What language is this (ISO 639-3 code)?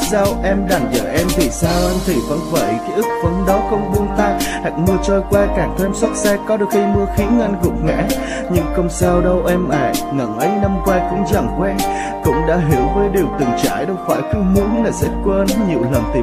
vie